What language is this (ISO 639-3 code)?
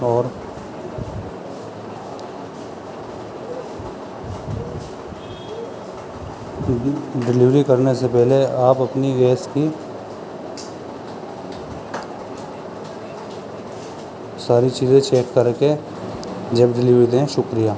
urd